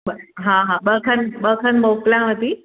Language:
Sindhi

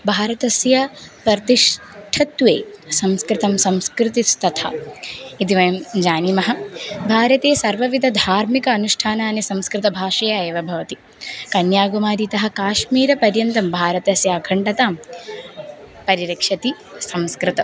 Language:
Sanskrit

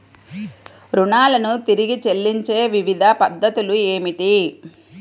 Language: Telugu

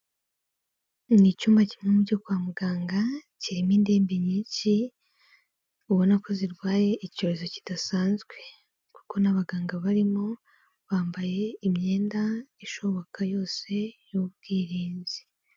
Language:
Kinyarwanda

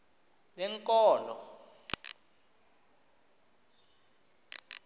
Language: Xhosa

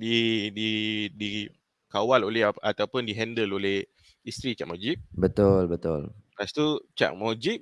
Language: Malay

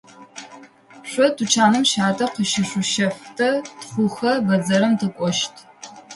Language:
Adyghe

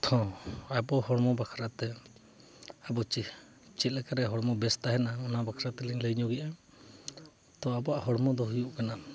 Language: Santali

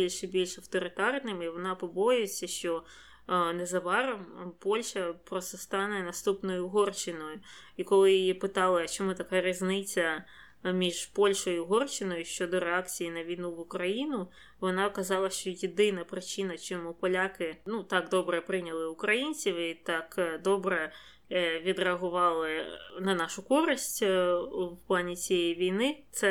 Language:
Ukrainian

